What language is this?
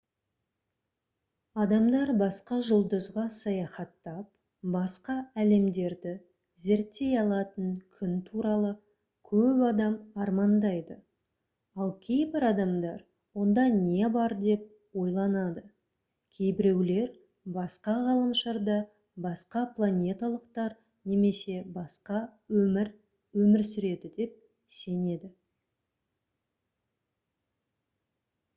Kazakh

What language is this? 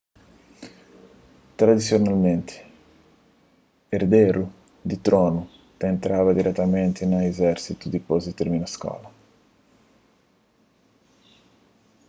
Kabuverdianu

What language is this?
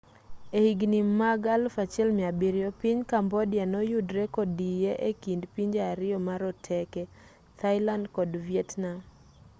Luo (Kenya and Tanzania)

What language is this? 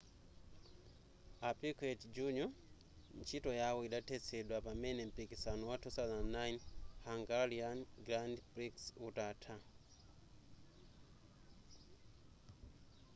Nyanja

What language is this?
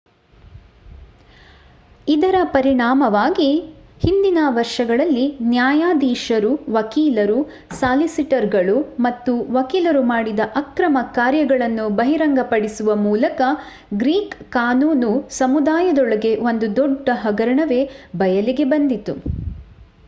Kannada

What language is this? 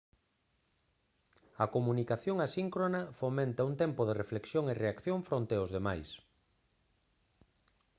Galician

